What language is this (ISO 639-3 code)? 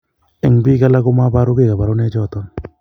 kln